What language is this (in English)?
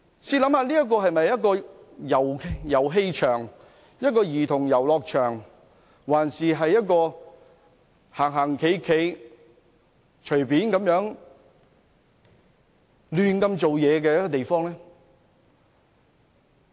Cantonese